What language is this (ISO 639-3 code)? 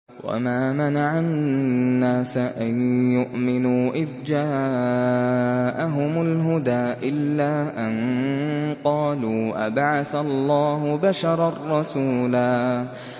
ara